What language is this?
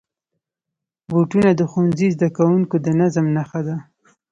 Pashto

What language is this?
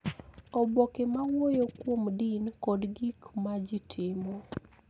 Luo (Kenya and Tanzania)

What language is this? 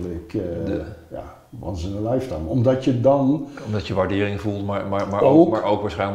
Dutch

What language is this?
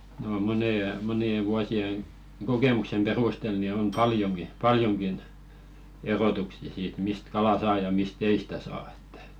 Finnish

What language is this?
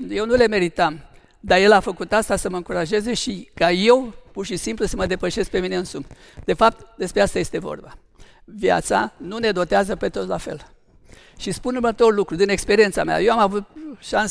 Romanian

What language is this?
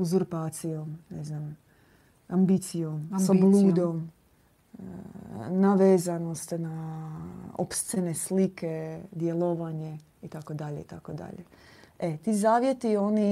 Croatian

